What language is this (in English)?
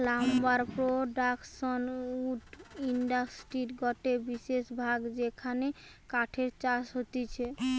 Bangla